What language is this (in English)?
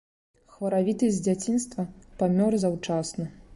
Belarusian